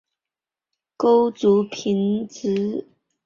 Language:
Chinese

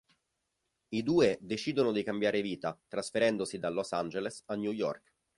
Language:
Italian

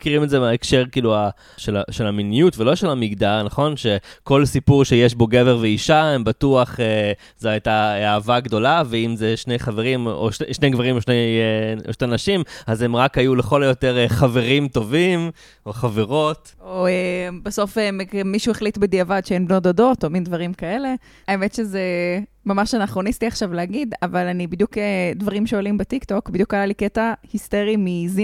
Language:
Hebrew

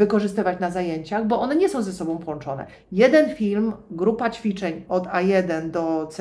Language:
Polish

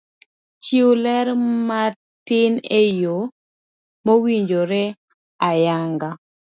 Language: Luo (Kenya and Tanzania)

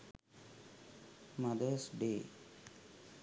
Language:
Sinhala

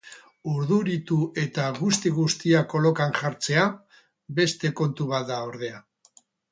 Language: Basque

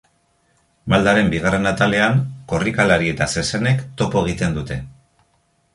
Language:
Basque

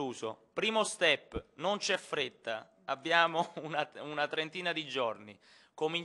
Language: Italian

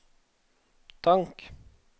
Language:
Norwegian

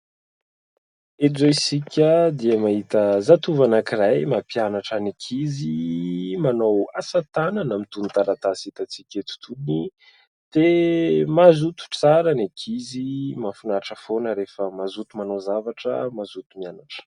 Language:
Malagasy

